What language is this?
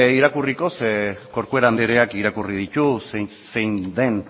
Basque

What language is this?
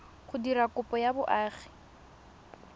Tswana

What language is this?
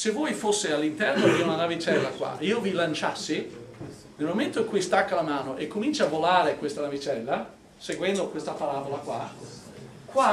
Italian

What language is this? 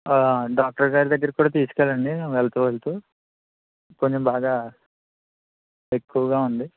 Telugu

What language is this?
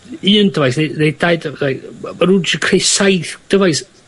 Welsh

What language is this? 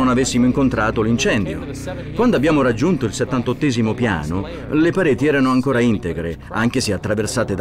Italian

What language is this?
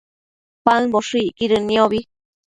Matsés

